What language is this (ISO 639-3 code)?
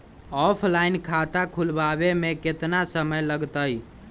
mag